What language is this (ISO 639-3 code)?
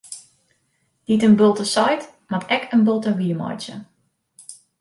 fry